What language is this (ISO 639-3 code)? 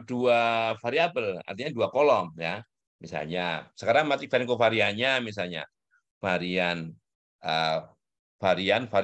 ind